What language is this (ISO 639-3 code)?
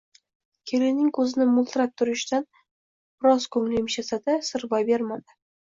uzb